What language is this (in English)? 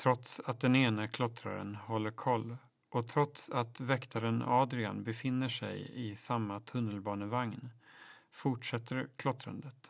Swedish